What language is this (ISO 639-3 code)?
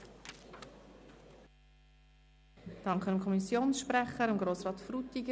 gsw